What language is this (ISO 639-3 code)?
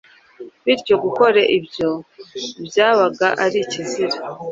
kin